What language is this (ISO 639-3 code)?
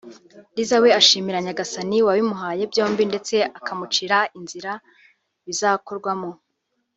kin